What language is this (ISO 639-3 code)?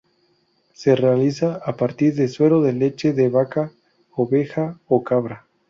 spa